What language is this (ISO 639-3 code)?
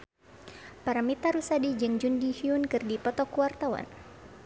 sun